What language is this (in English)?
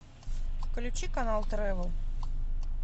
Russian